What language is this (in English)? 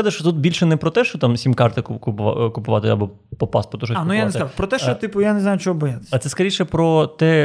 Ukrainian